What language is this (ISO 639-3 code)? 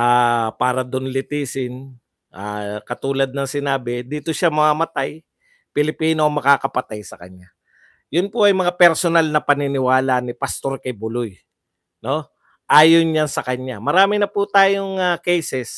fil